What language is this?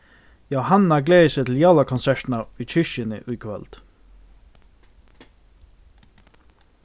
Faroese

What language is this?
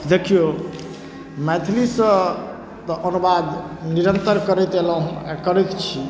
Maithili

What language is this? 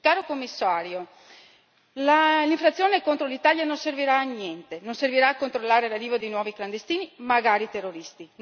Italian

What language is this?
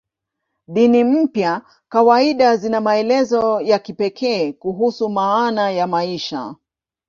Swahili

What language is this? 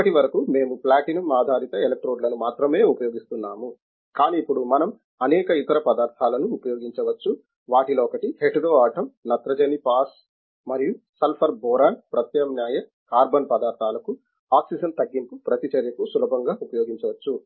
Telugu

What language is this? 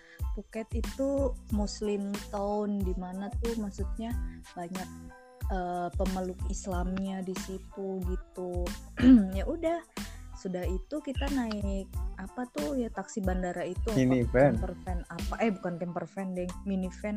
Indonesian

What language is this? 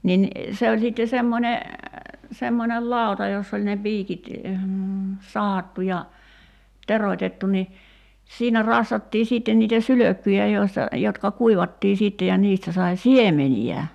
Finnish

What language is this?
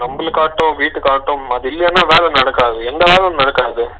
Tamil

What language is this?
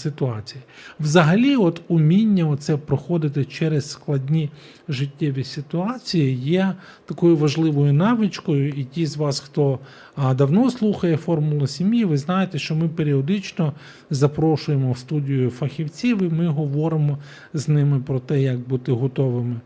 Ukrainian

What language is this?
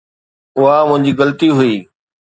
Sindhi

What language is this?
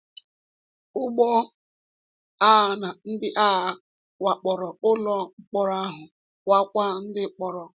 Igbo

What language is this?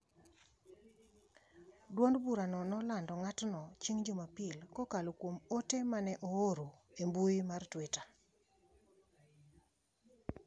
Luo (Kenya and Tanzania)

